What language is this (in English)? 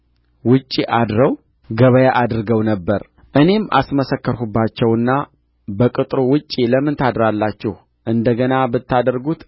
Amharic